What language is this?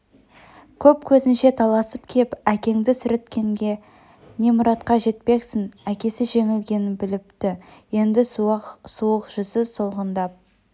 Kazakh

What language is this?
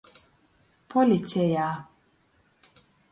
Latgalian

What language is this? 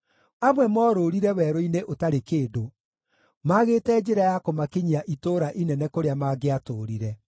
Kikuyu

